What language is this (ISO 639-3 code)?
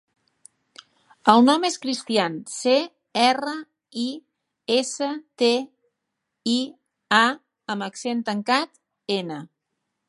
cat